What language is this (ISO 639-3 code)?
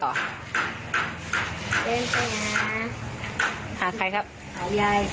tha